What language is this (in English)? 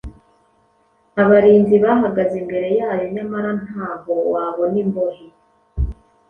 Kinyarwanda